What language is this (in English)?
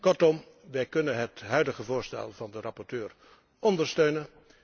Dutch